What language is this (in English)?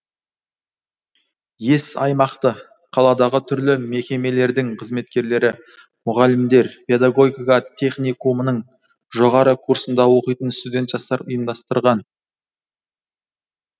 Kazakh